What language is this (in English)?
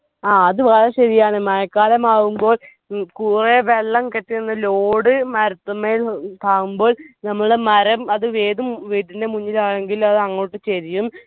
Malayalam